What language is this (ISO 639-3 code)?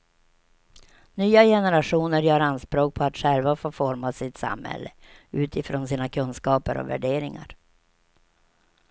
swe